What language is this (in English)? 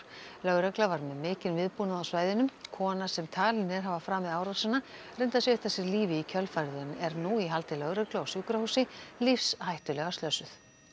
Icelandic